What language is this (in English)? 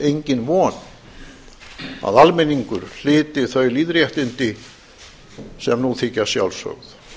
Icelandic